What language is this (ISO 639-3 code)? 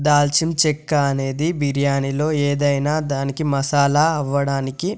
tel